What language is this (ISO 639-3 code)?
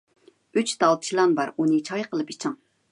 uig